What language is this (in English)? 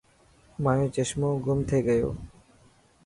Dhatki